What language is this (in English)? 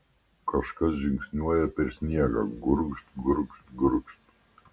Lithuanian